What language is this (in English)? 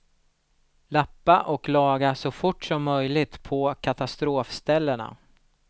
Swedish